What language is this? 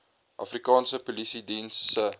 Afrikaans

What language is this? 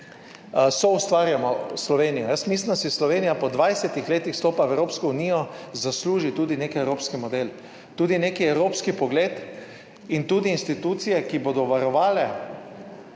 Slovenian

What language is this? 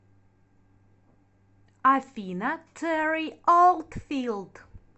Russian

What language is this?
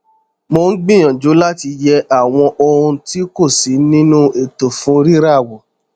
Yoruba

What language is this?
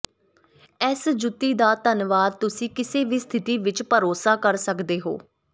Punjabi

